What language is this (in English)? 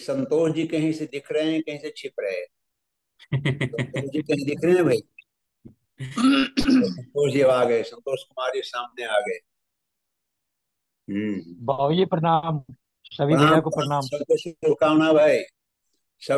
Hindi